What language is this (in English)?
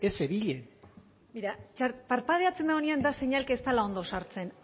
Basque